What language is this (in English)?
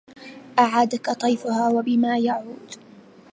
Arabic